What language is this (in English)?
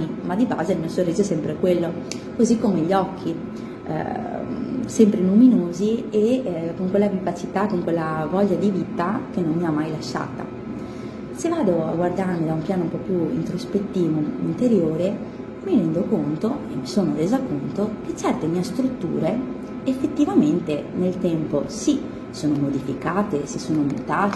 Italian